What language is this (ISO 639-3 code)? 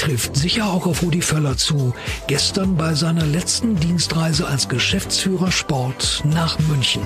deu